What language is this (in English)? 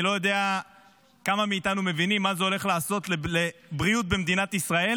Hebrew